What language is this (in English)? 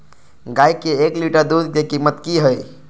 Maithili